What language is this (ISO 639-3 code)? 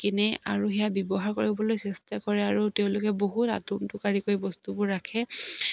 asm